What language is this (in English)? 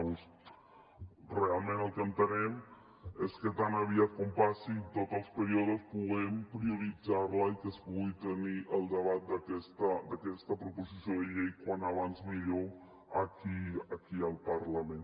Catalan